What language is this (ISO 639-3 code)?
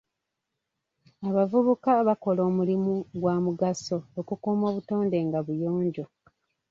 lug